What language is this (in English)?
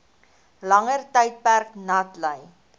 Afrikaans